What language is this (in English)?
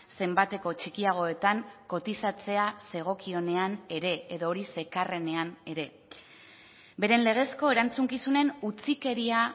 Basque